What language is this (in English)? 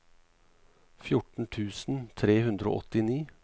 Norwegian